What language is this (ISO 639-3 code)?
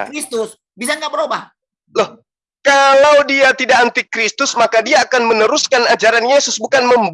ind